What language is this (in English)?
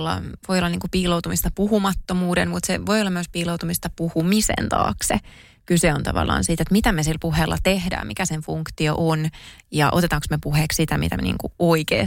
Finnish